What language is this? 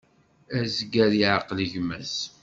Kabyle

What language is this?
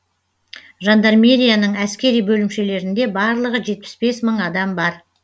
Kazakh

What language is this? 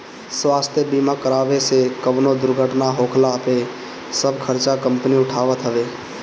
Bhojpuri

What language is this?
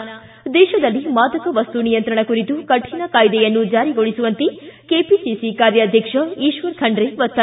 Kannada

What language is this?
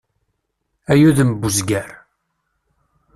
Kabyle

